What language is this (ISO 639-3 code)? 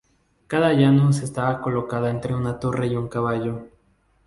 spa